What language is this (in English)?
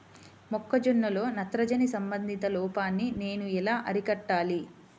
Telugu